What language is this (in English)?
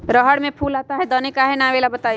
Magahi